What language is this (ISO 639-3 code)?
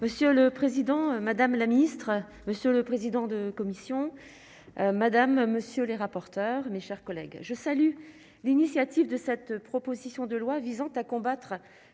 fra